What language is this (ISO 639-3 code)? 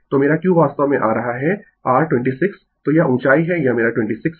hin